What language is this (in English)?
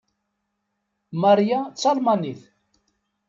Kabyle